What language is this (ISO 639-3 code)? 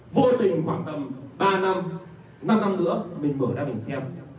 vie